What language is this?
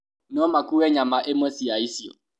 Kikuyu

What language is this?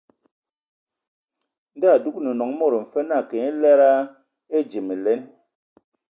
Ewondo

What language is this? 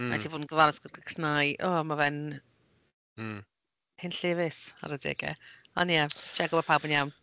Welsh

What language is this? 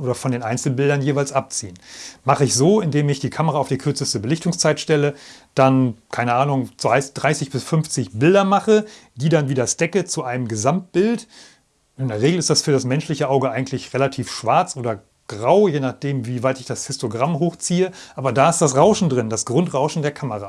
German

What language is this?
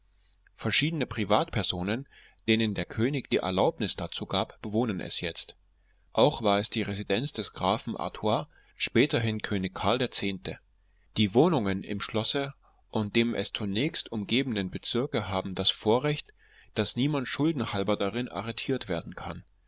German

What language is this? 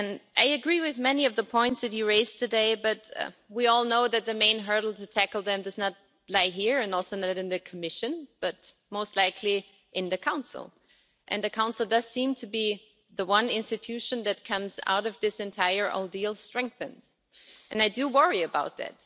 English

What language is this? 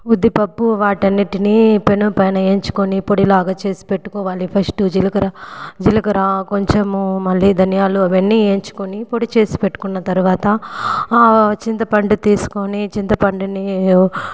Telugu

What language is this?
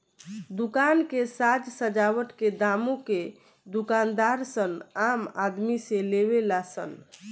Bhojpuri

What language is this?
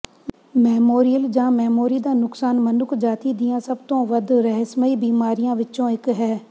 Punjabi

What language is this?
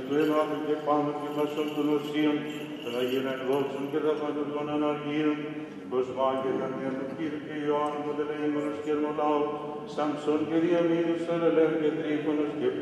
Greek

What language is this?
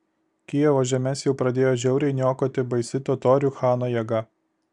Lithuanian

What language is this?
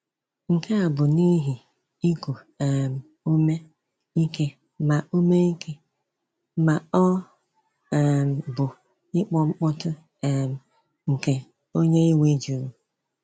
Igbo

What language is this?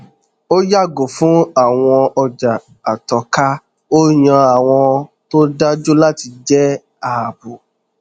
Yoruba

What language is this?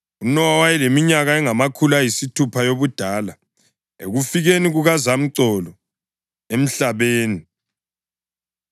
North Ndebele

